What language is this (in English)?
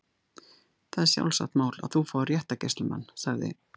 Icelandic